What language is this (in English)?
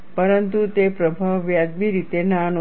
Gujarati